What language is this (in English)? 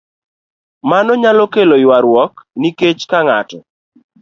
Luo (Kenya and Tanzania)